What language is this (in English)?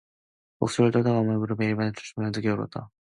Korean